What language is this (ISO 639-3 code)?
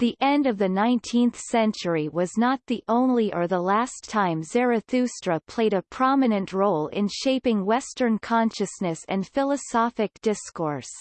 eng